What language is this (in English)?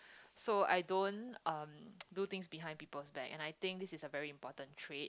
English